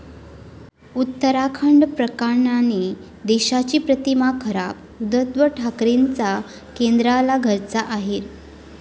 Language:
Marathi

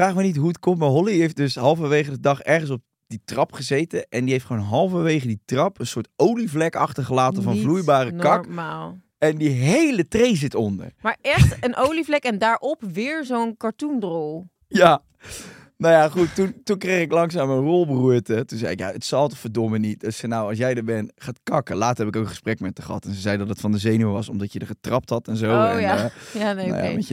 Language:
Dutch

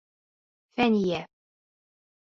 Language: Bashkir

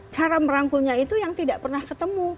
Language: Indonesian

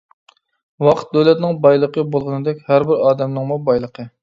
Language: Uyghur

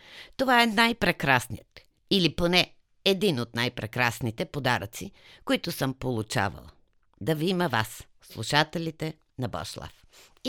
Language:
Bulgarian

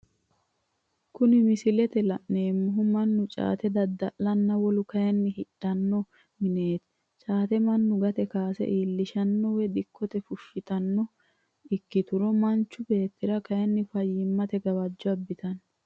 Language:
Sidamo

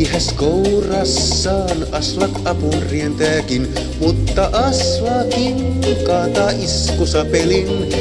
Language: Finnish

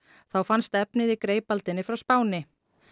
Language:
Icelandic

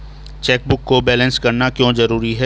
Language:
Hindi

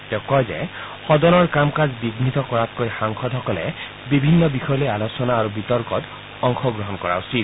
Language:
Assamese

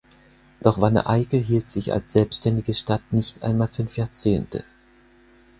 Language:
German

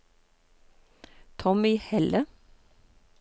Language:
Norwegian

